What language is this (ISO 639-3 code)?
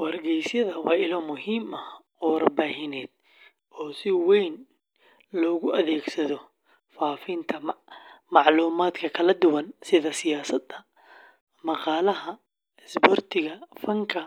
som